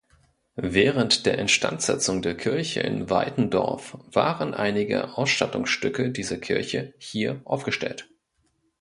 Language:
German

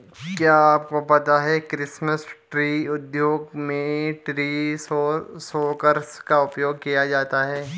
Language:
Hindi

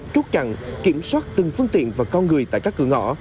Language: Vietnamese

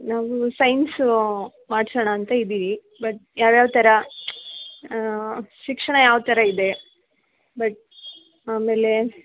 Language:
Kannada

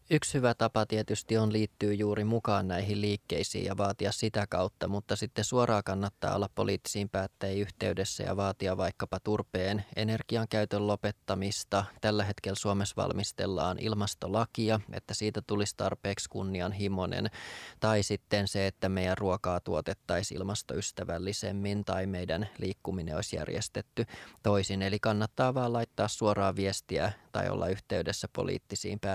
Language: Finnish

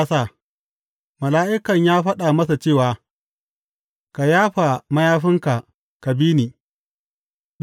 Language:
Hausa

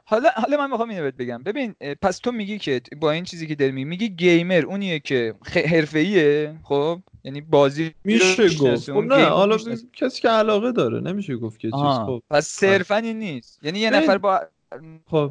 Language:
Persian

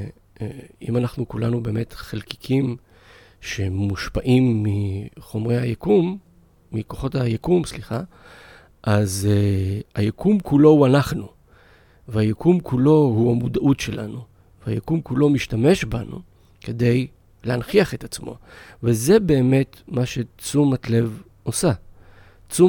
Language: Hebrew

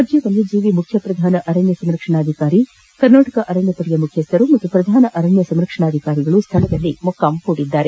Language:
Kannada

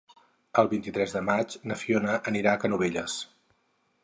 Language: Catalan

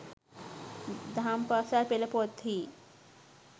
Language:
Sinhala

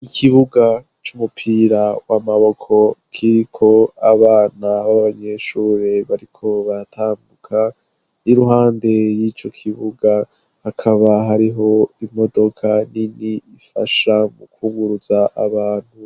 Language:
Rundi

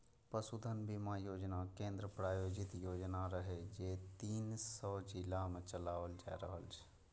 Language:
Maithili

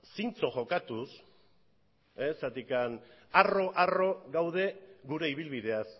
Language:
Basque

